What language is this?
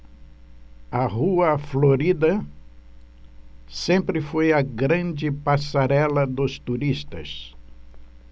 Portuguese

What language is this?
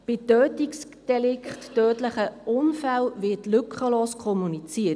Swiss German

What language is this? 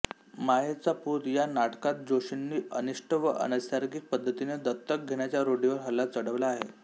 Marathi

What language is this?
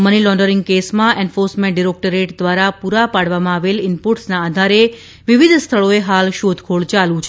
Gujarati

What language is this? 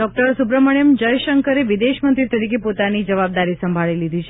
Gujarati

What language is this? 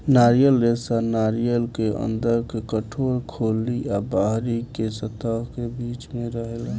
Bhojpuri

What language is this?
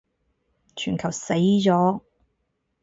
Cantonese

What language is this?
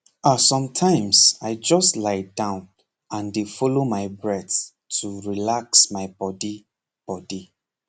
Nigerian Pidgin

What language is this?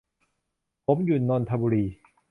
Thai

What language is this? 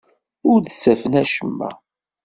Kabyle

